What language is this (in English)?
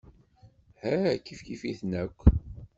Kabyle